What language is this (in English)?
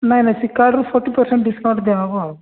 Odia